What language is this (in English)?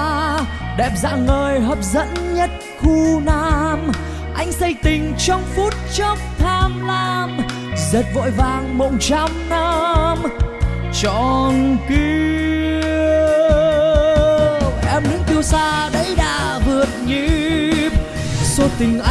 Vietnamese